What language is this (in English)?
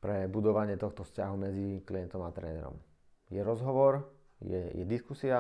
Slovak